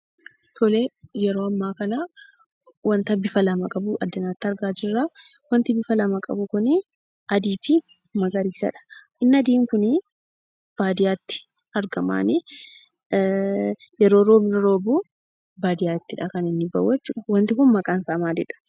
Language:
Oromo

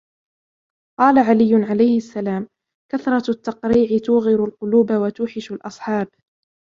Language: Arabic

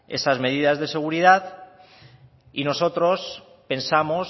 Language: Spanish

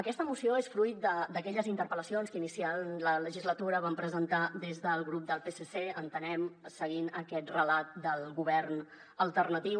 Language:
Catalan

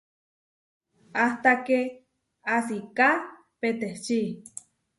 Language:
Huarijio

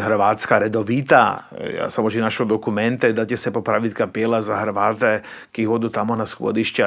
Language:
Croatian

